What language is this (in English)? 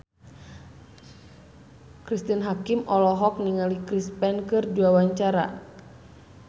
Sundanese